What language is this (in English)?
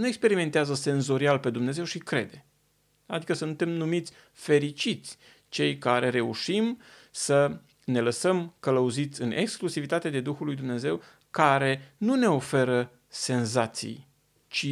Romanian